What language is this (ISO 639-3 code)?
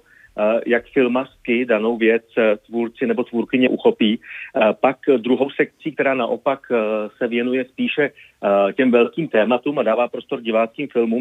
ces